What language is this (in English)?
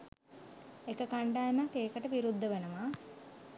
Sinhala